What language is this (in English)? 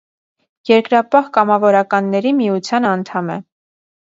Armenian